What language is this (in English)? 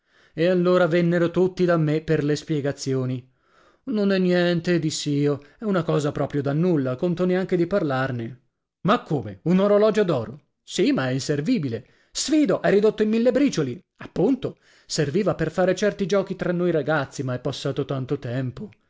Italian